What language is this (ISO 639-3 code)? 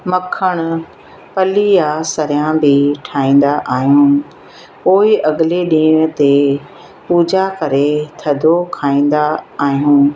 snd